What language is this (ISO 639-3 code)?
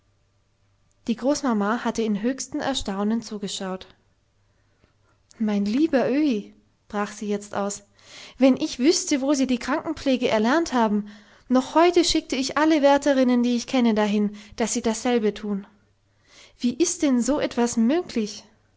deu